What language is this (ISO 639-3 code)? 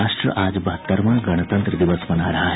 hin